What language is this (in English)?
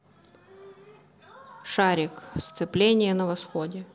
Russian